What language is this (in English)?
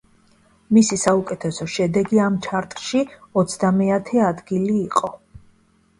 Georgian